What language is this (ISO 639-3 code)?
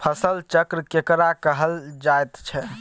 mai